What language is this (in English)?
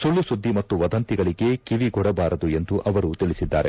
Kannada